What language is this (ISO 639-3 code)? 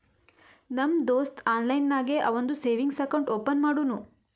kan